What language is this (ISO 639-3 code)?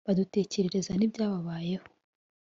kin